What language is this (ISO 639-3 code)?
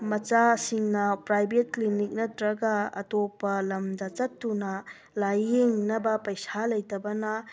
mni